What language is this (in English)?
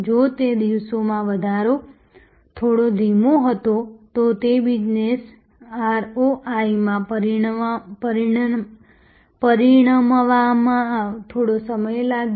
Gujarati